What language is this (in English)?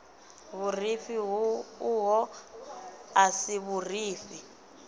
Venda